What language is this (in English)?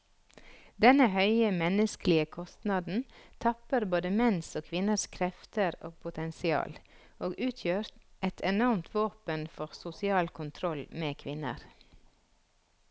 Norwegian